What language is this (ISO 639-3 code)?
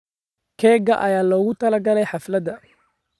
som